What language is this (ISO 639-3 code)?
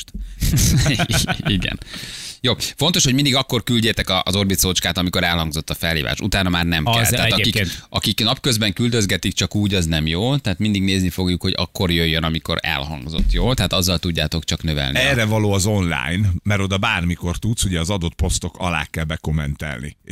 hun